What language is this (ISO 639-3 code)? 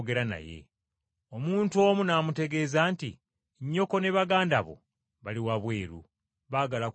lug